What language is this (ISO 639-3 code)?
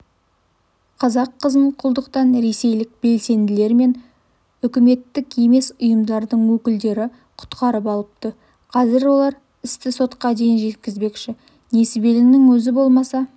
kaz